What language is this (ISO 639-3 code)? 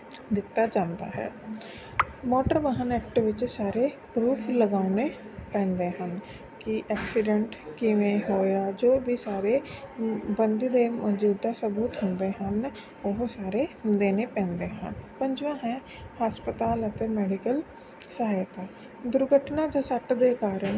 pan